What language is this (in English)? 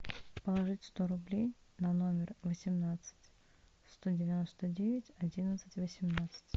Russian